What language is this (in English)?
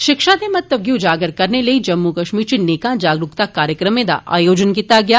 Dogri